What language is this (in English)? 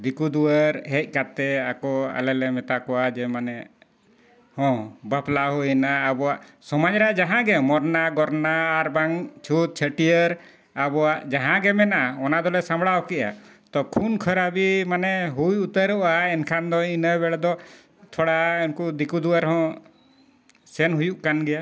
Santali